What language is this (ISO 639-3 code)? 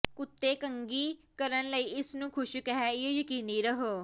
pan